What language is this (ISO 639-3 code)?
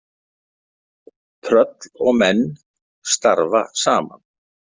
isl